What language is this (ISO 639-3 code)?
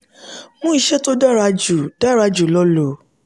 yor